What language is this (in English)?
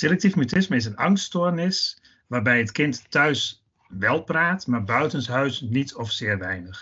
Dutch